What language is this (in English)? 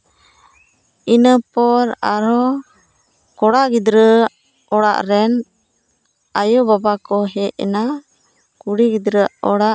Santali